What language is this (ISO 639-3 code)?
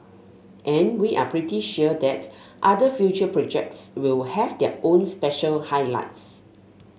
eng